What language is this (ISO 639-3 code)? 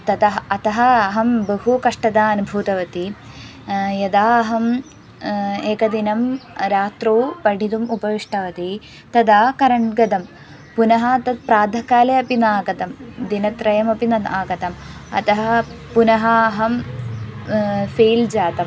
san